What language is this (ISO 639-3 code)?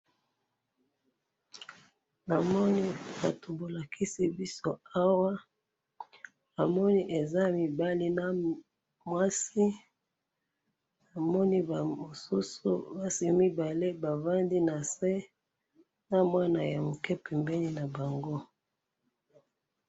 lin